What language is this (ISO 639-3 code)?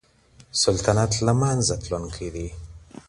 pus